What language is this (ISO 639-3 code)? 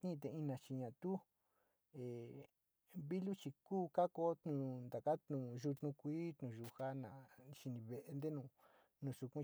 xti